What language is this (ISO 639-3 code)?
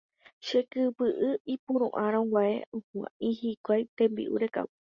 grn